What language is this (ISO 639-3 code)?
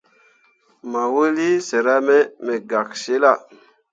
mua